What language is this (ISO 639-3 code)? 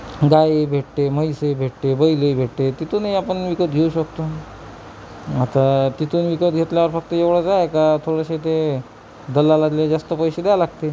mar